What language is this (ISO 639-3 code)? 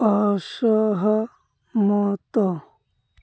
ori